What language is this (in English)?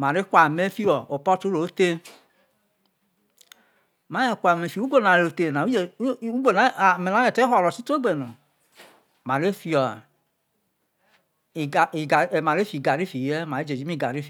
Isoko